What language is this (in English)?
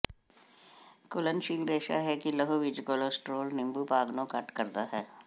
Punjabi